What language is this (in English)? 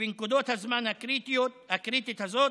Hebrew